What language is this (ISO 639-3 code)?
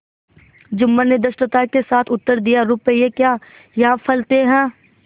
hin